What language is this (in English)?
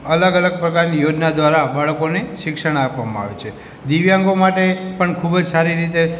Gujarati